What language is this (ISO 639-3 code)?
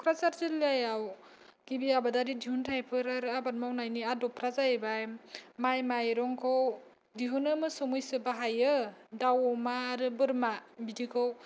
brx